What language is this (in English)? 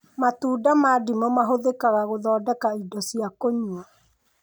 Kikuyu